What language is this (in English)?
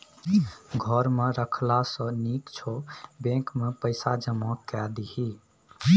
Maithili